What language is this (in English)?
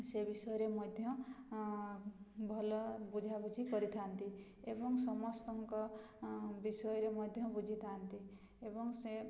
Odia